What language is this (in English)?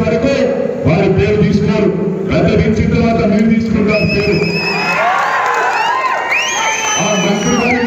Hindi